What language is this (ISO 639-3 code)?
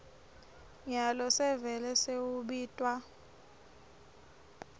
ssw